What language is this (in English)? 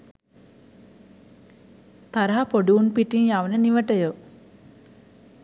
Sinhala